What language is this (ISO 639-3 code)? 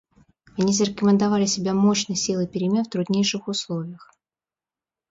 rus